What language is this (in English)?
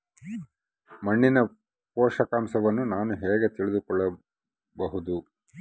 Kannada